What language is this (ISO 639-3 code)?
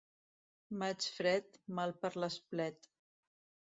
cat